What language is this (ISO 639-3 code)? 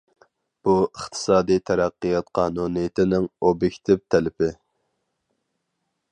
uig